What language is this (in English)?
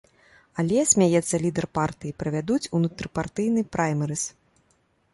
Belarusian